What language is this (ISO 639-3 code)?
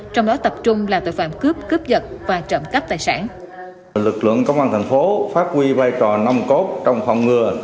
vie